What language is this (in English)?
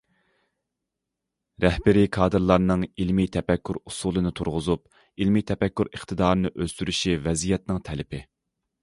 Uyghur